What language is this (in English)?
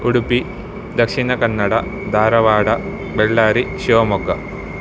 Kannada